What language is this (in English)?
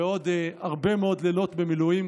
Hebrew